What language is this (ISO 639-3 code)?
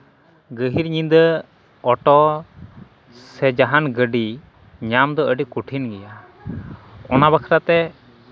sat